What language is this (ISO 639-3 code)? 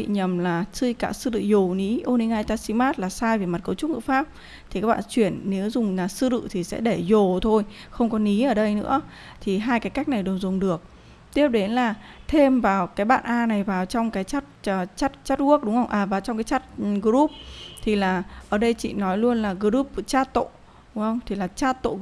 vie